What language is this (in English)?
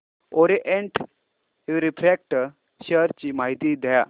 Marathi